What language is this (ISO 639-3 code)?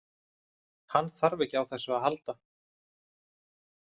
isl